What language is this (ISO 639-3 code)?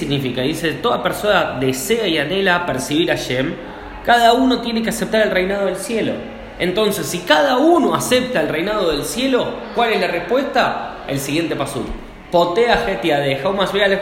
spa